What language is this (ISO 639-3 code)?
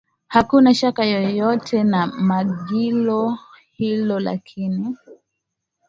swa